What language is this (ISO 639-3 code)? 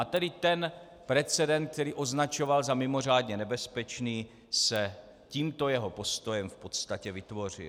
ces